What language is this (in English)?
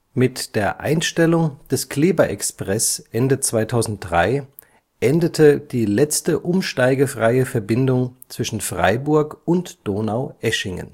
German